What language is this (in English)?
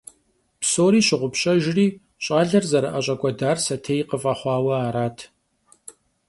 Kabardian